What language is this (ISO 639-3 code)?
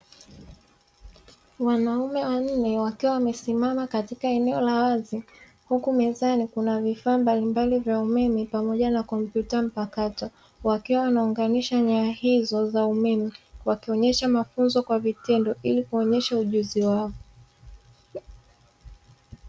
swa